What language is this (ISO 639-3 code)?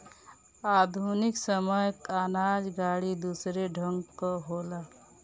bho